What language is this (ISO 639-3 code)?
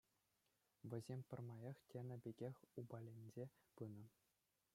chv